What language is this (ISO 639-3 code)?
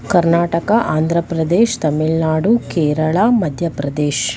kan